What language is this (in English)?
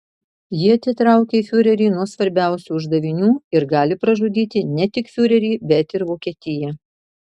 Lithuanian